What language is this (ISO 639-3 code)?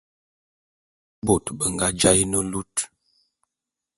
bum